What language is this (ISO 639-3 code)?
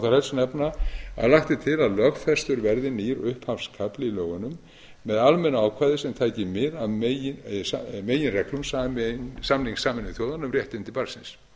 isl